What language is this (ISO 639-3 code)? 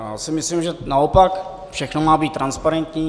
ces